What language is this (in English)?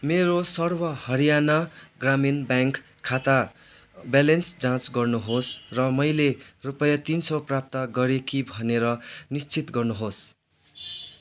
Nepali